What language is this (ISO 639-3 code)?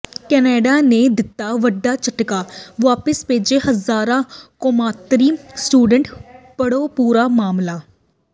pan